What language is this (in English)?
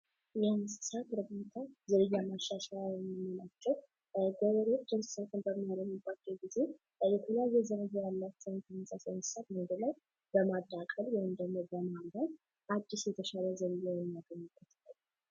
Amharic